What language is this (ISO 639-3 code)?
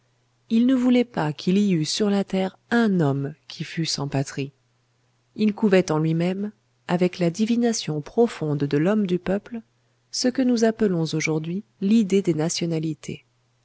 fra